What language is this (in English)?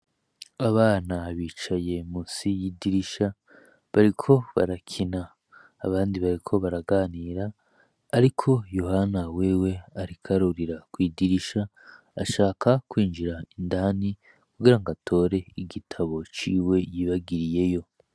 Rundi